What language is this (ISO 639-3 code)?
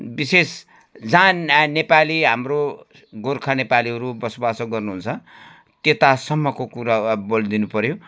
nep